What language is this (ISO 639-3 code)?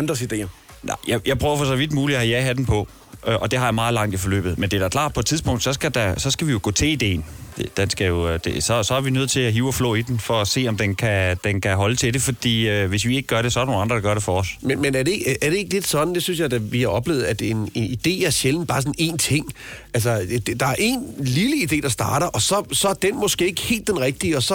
dan